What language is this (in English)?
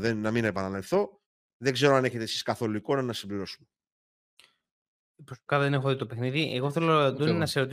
Greek